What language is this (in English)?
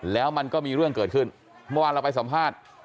Thai